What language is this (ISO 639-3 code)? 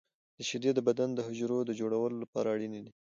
pus